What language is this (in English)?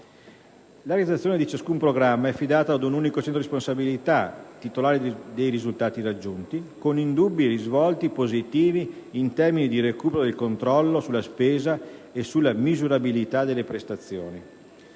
Italian